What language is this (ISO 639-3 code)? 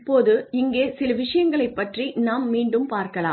tam